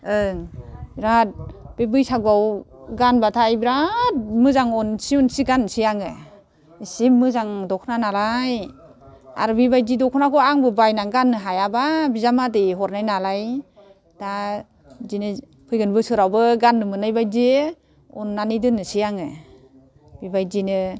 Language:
Bodo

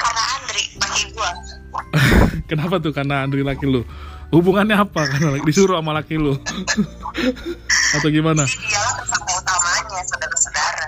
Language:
Indonesian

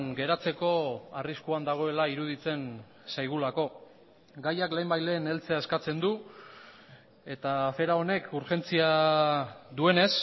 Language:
Basque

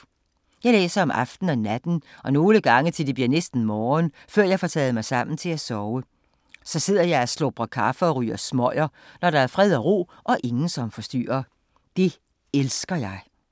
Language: Danish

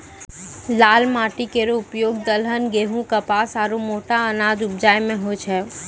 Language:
Maithili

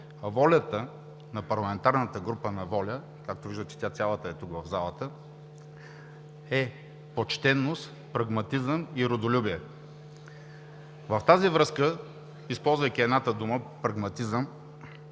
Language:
Bulgarian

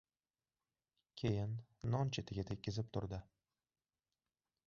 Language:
Uzbek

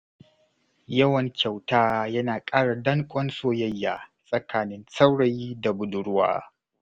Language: Hausa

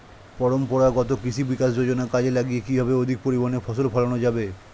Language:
Bangla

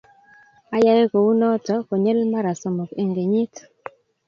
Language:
Kalenjin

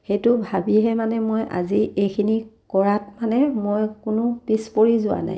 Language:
Assamese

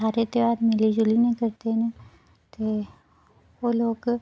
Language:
Dogri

